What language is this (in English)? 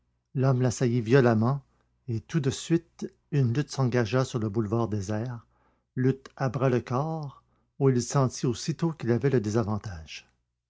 French